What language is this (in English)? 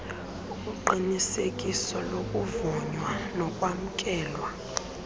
Xhosa